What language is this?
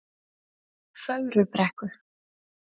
Icelandic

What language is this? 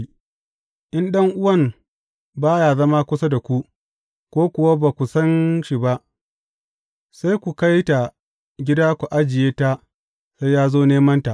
Hausa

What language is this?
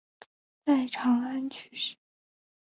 Chinese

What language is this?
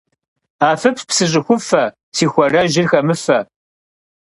Kabardian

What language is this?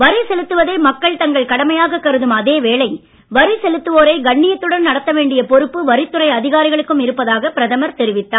Tamil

